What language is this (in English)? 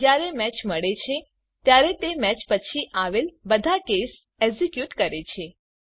Gujarati